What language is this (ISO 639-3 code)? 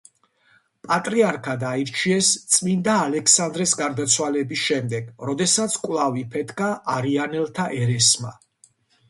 kat